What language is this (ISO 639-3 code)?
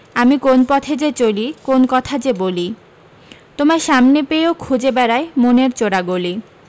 ben